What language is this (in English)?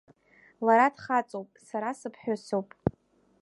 Abkhazian